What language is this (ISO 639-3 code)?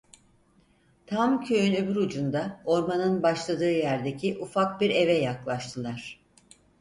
tur